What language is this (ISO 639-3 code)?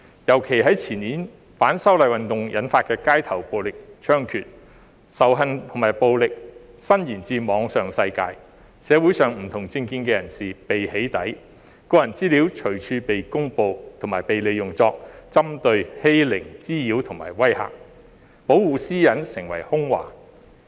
yue